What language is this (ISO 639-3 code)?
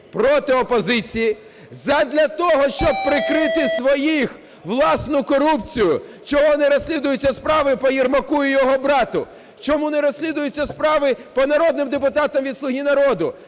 ukr